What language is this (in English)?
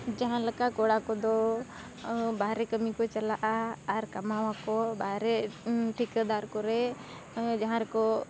Santali